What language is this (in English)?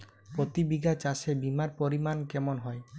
Bangla